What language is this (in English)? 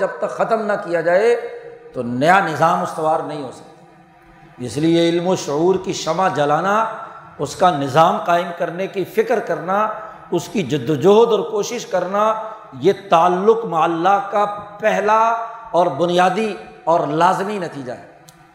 Urdu